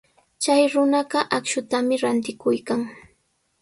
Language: Sihuas Ancash Quechua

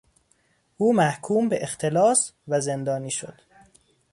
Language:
Persian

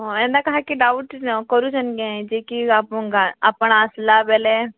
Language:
Odia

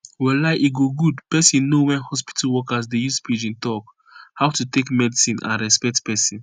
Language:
Nigerian Pidgin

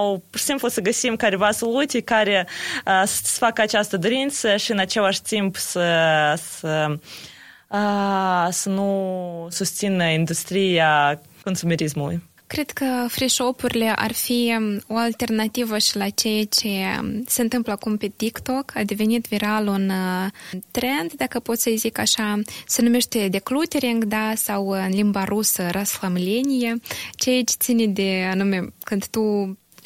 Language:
Romanian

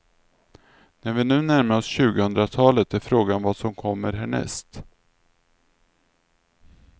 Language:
Swedish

